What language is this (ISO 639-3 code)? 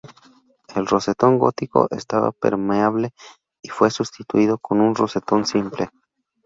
spa